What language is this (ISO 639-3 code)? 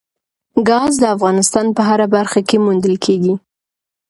pus